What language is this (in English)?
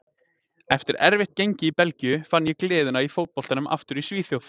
Icelandic